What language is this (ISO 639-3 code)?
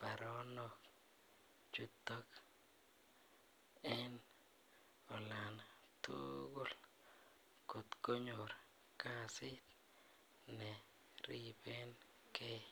kln